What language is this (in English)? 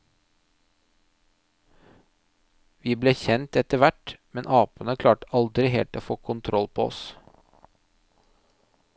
Norwegian